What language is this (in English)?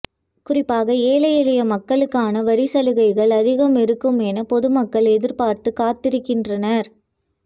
Tamil